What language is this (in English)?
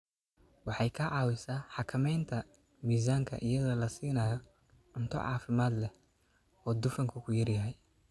Somali